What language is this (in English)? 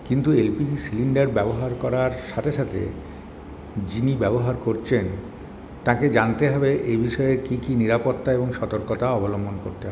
Bangla